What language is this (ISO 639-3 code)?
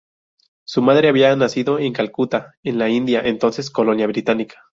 spa